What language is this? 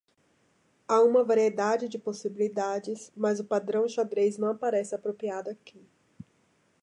Portuguese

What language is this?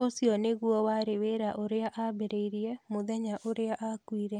Kikuyu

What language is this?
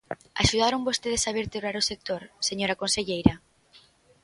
Galician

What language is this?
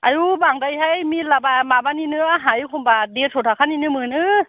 Bodo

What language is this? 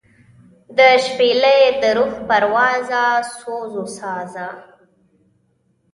Pashto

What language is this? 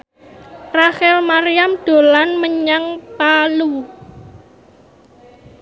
Javanese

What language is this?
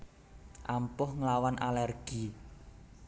Javanese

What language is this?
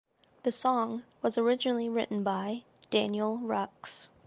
English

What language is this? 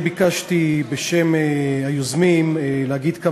Hebrew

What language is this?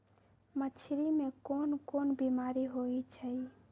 Magahi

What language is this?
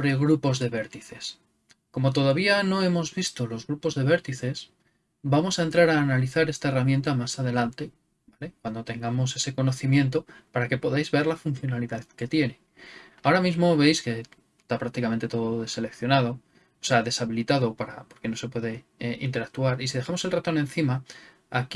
Spanish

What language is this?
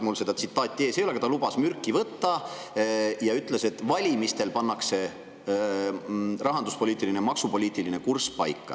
Estonian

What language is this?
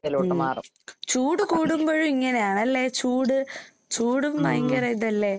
Malayalam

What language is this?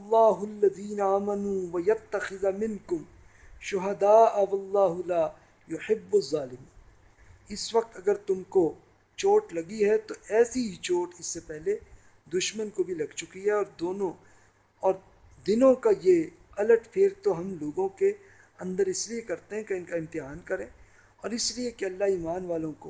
Urdu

